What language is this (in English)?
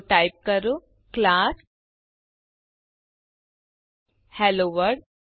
Gujarati